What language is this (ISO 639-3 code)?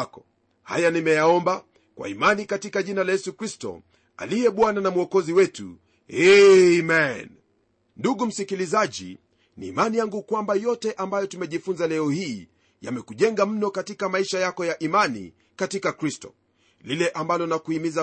swa